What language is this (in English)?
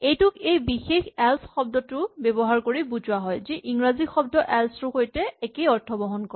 Assamese